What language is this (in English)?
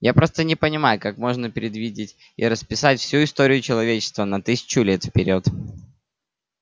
Russian